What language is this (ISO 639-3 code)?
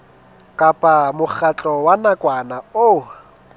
sot